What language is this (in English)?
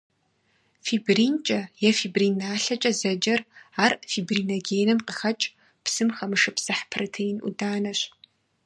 Kabardian